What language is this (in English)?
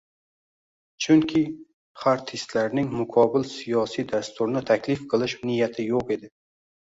Uzbek